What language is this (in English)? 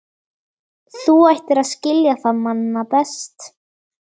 Icelandic